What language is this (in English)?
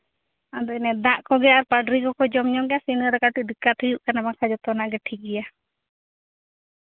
Santali